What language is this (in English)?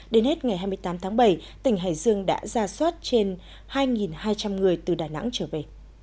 Vietnamese